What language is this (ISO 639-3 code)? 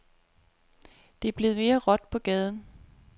dan